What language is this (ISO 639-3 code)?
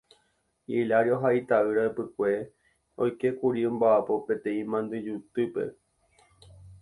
grn